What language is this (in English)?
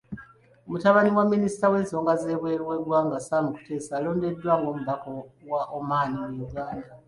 Ganda